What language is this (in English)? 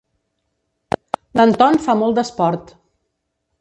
Catalan